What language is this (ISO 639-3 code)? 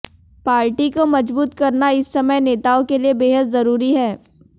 hin